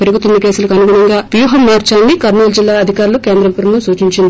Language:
Telugu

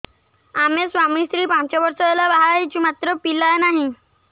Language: Odia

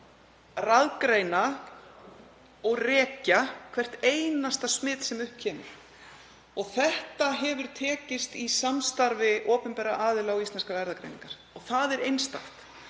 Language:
Icelandic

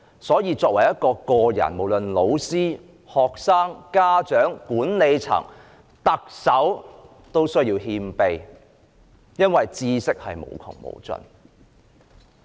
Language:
Cantonese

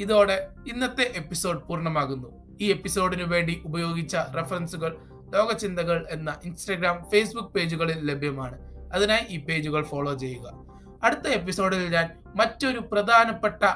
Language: Malayalam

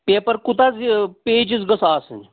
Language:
Kashmiri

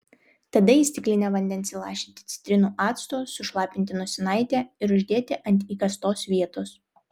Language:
Lithuanian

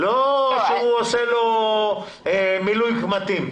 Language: Hebrew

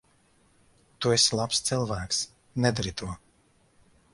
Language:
Latvian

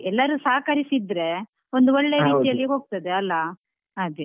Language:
Kannada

